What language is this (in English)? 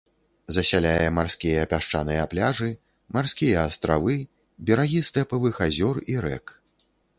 Belarusian